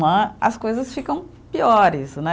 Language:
Portuguese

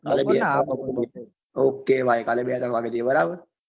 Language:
Gujarati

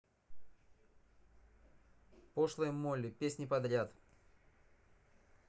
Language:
Russian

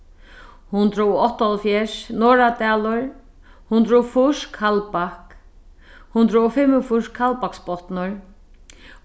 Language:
Faroese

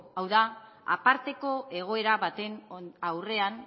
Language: Basque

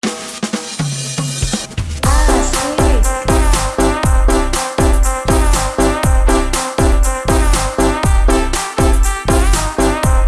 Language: Indonesian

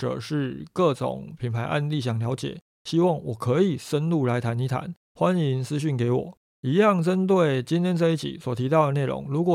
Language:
Chinese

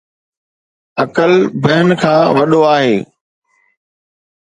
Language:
Sindhi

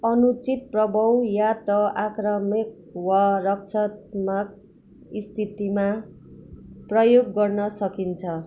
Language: Nepali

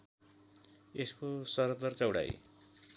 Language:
Nepali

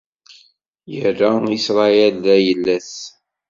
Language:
Kabyle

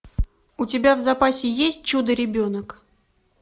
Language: Russian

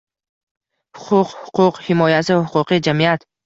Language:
Uzbek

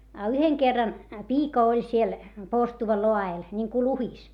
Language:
Finnish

